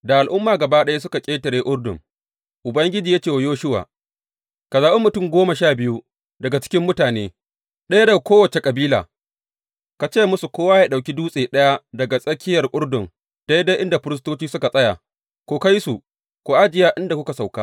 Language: Hausa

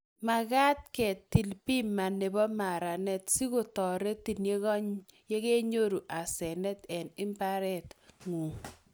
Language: Kalenjin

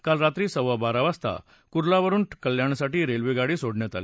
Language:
Marathi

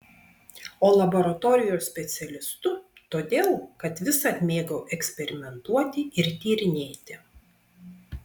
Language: Lithuanian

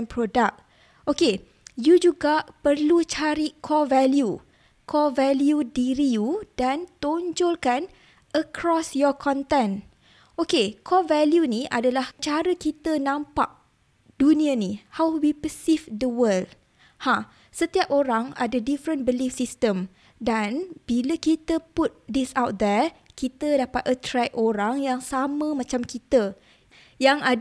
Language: Malay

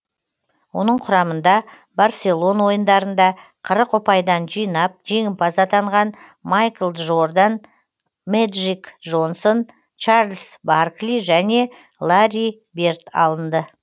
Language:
Kazakh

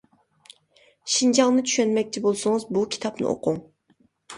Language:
Uyghur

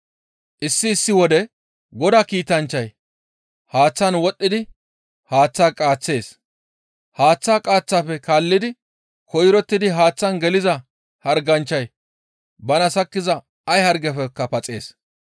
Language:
Gamo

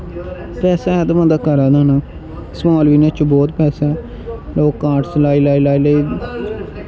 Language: Dogri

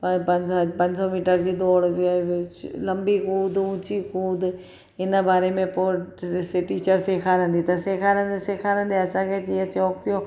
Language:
Sindhi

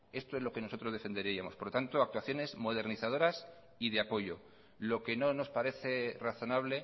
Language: Spanish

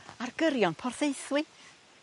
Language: Welsh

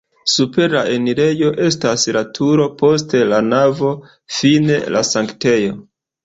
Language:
Esperanto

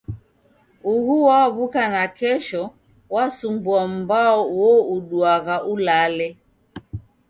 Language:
Taita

